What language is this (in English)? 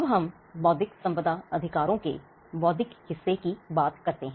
Hindi